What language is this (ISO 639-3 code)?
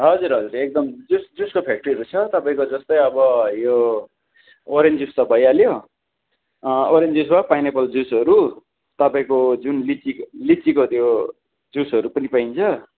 nep